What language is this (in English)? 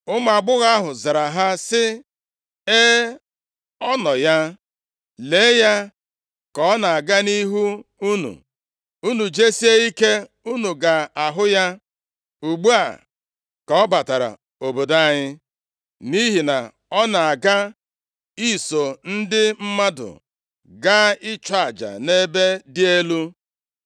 Igbo